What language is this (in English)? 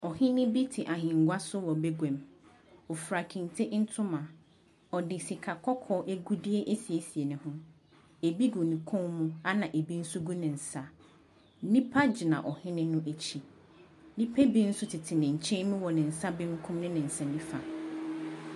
Akan